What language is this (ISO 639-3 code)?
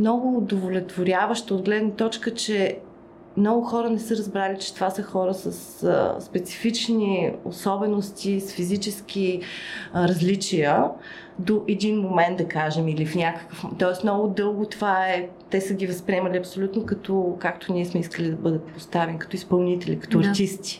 bul